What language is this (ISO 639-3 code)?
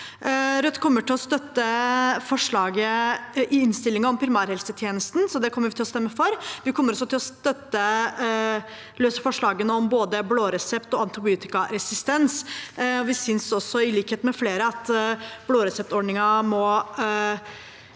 nor